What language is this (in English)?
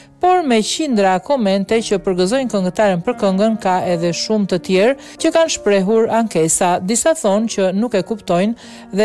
Romanian